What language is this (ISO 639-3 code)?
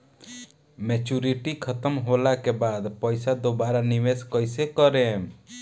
bho